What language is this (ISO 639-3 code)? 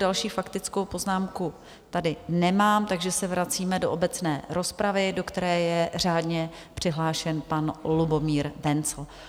ces